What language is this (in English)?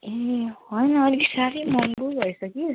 Nepali